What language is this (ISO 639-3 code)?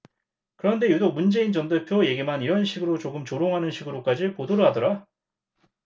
kor